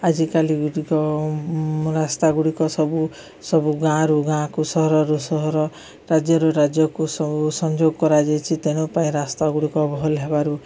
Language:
Odia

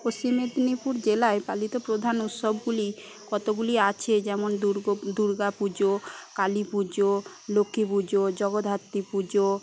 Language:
Bangla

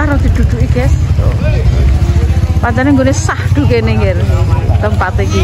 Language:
Indonesian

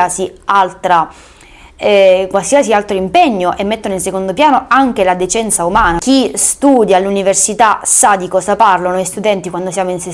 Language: Italian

